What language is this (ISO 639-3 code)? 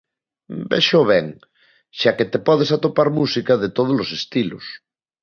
glg